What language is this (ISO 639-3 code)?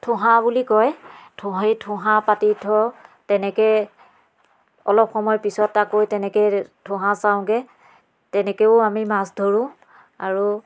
asm